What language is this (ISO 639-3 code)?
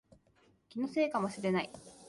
jpn